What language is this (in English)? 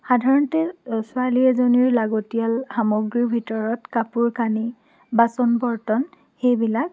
Assamese